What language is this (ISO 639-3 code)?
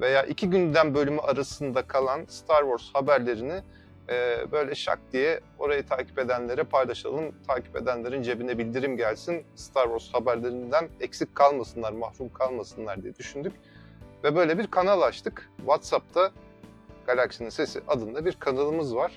tur